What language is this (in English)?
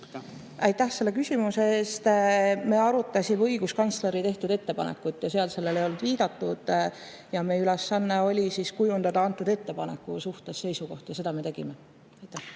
Estonian